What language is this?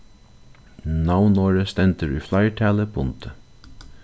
Faroese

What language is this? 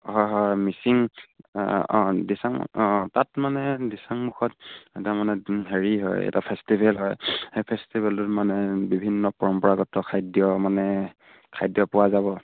Assamese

